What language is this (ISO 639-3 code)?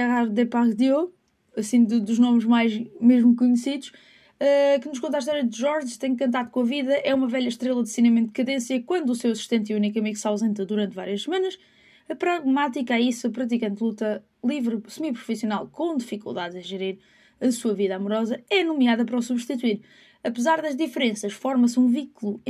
por